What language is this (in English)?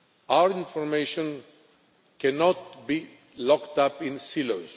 English